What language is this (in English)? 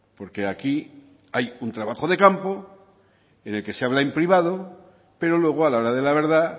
Spanish